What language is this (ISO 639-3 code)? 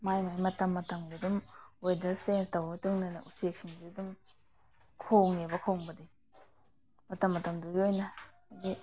mni